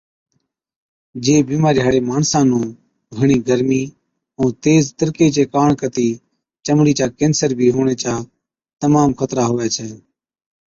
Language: Od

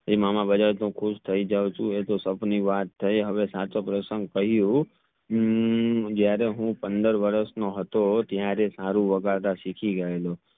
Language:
Gujarati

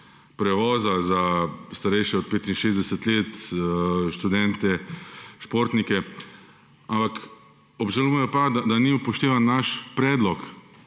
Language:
Slovenian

